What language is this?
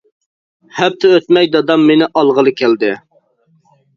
Uyghur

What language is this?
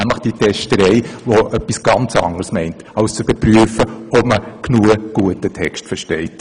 Swiss German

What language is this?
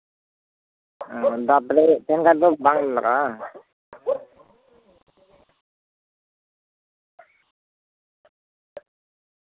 Santali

